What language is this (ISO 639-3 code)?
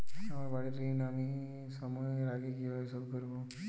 ben